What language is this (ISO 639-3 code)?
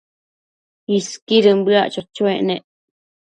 mcf